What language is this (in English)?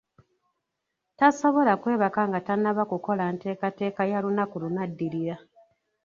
Ganda